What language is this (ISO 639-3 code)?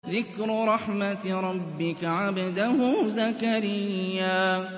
ara